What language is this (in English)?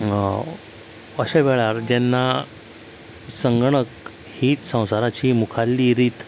Konkani